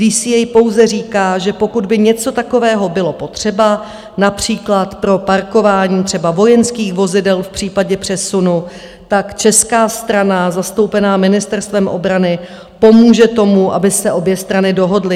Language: Czech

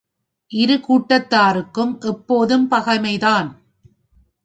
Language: Tamil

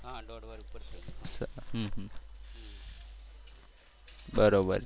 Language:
Gujarati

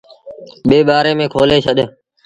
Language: Sindhi Bhil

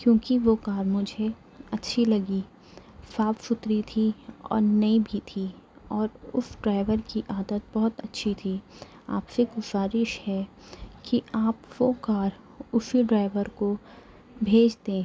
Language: Urdu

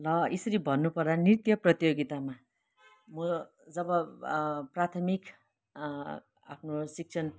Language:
Nepali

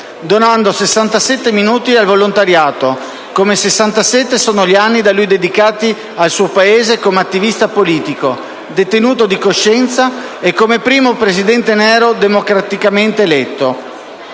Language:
Italian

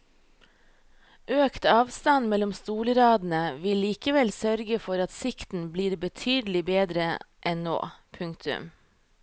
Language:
Norwegian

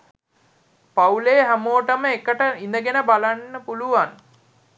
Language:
Sinhala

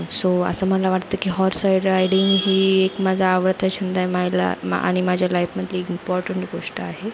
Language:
Marathi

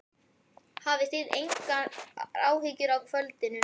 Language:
Icelandic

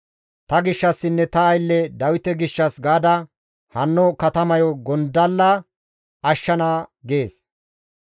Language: Gamo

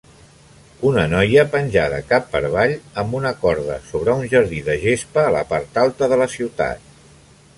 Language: Catalan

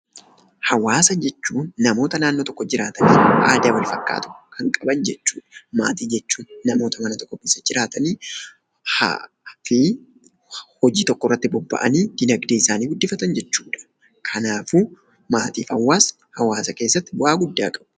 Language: Oromo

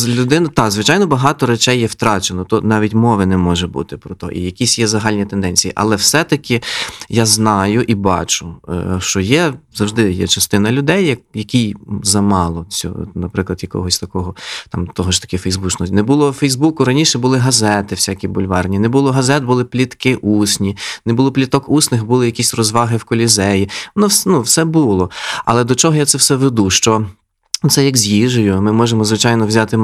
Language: Ukrainian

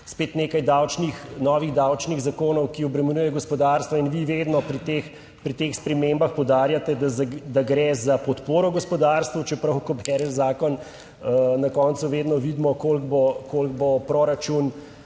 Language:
Slovenian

